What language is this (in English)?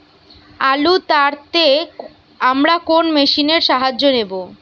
Bangla